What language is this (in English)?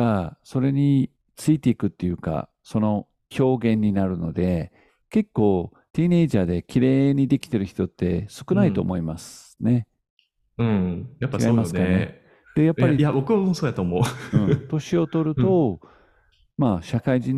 Japanese